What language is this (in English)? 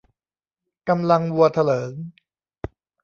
Thai